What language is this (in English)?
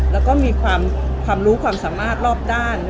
Thai